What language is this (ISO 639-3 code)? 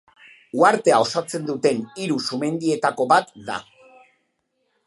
eus